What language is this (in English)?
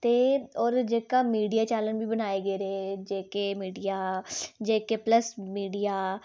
Dogri